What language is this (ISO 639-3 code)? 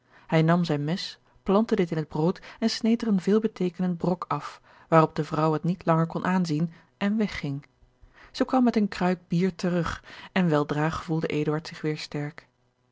nld